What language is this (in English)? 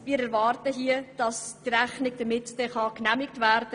Swiss German